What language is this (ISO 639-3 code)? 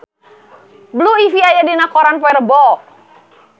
sun